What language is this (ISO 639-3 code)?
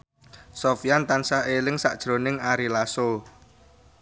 jav